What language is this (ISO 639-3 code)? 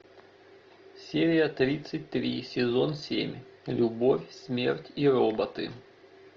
rus